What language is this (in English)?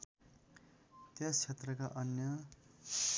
Nepali